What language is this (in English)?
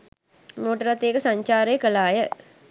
Sinhala